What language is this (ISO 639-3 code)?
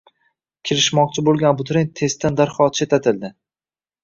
uzb